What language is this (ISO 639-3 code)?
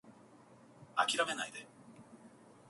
jpn